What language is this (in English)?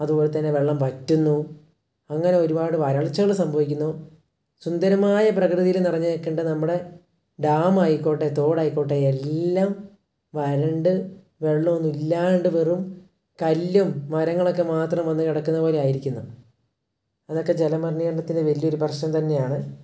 Malayalam